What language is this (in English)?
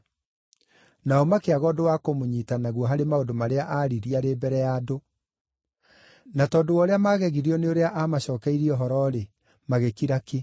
Kikuyu